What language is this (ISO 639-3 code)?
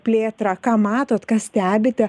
lit